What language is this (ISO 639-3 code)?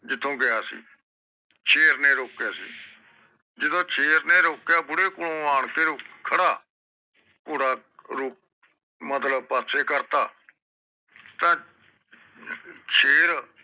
pan